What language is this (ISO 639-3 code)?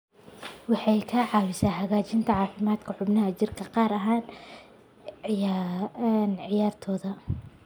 som